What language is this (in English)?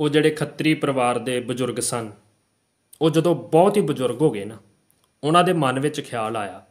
Hindi